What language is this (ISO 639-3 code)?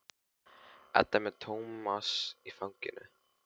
isl